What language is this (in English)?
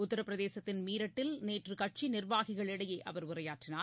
Tamil